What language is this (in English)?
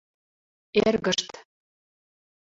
Mari